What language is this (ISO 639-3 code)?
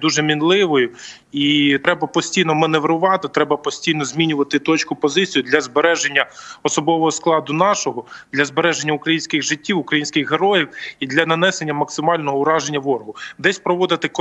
ukr